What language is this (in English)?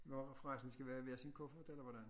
Danish